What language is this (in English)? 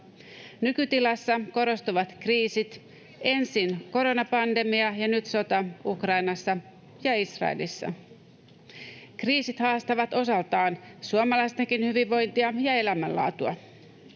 Finnish